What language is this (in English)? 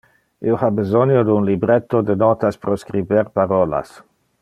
Interlingua